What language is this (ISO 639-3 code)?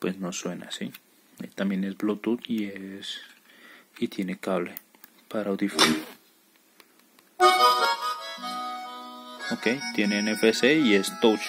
spa